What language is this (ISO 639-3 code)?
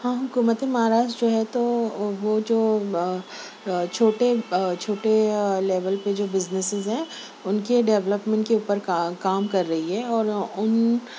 urd